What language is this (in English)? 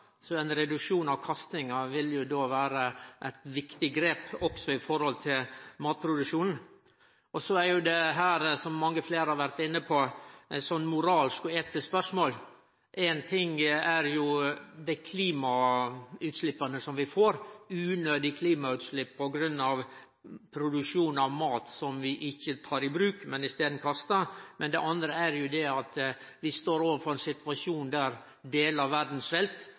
Norwegian Nynorsk